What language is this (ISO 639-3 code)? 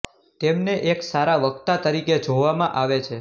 guj